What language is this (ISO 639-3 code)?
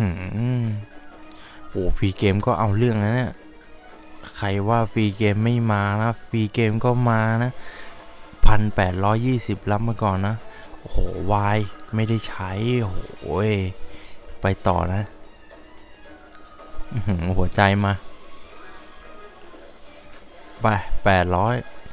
tha